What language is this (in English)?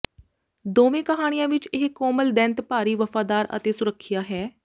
Punjabi